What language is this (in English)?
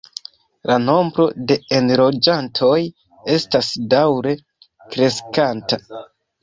Esperanto